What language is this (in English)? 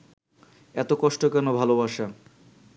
Bangla